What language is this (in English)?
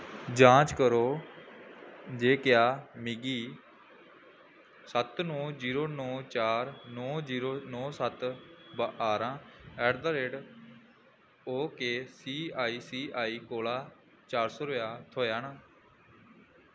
Dogri